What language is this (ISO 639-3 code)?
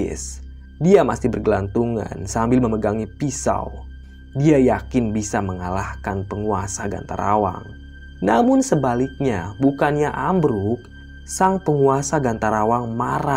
ind